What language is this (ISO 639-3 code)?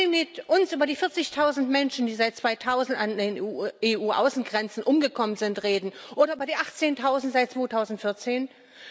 deu